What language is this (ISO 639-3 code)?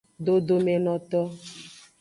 ajg